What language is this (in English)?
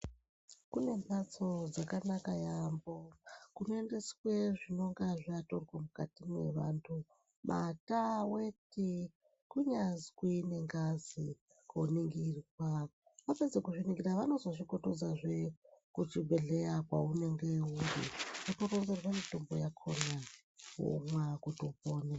Ndau